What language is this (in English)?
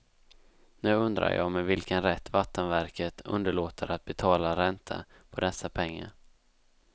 Swedish